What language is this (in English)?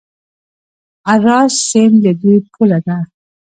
Pashto